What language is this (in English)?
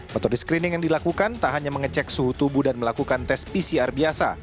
Indonesian